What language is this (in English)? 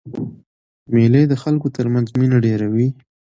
Pashto